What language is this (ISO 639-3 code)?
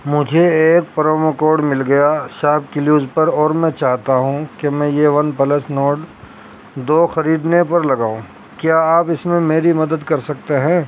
urd